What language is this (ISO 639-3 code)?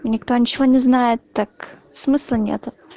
rus